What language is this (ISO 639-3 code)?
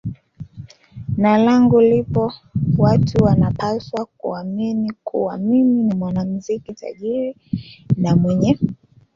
swa